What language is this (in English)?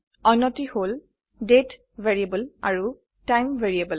Assamese